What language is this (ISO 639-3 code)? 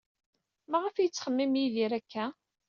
kab